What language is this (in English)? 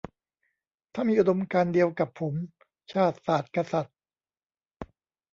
Thai